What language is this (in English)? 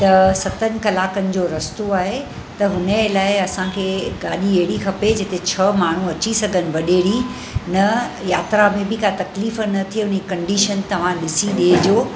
Sindhi